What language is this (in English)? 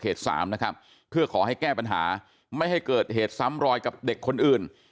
Thai